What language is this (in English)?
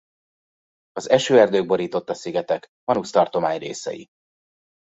Hungarian